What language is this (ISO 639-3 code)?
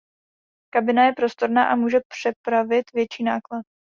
ces